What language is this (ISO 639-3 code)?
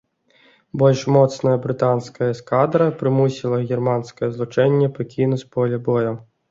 bel